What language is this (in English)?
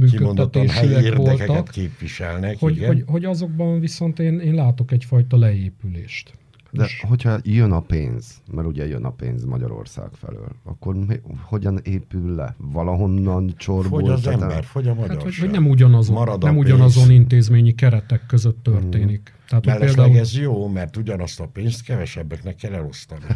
Hungarian